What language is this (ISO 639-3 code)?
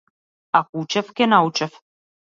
mkd